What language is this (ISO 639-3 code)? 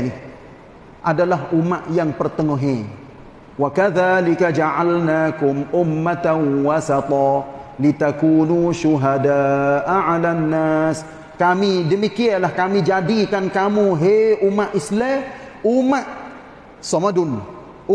msa